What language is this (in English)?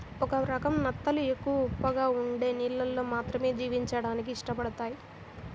Telugu